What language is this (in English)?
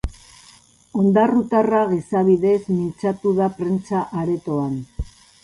Basque